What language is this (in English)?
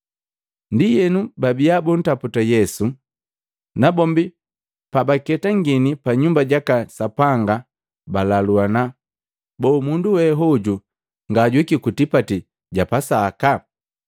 Matengo